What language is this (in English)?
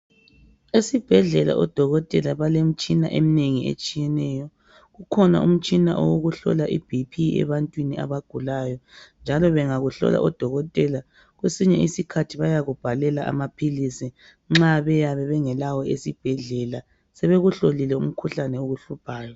North Ndebele